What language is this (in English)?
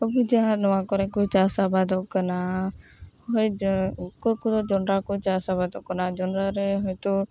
Santali